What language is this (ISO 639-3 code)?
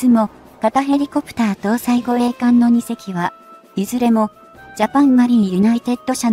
jpn